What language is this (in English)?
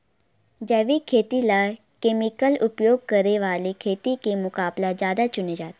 Chhattisgarhi